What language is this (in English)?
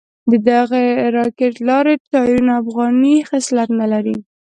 Pashto